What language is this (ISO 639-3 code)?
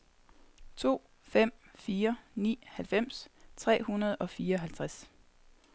dan